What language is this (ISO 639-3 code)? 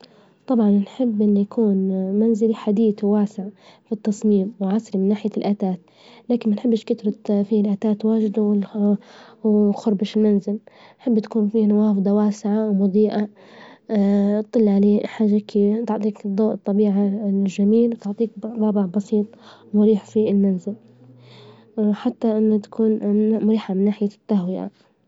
ayl